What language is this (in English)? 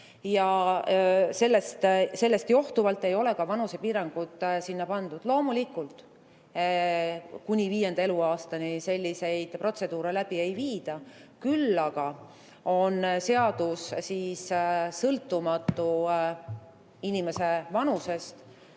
Estonian